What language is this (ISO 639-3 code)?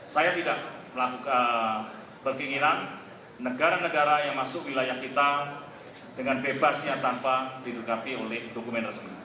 ind